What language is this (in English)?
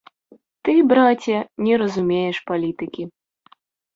Belarusian